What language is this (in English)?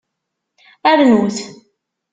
Kabyle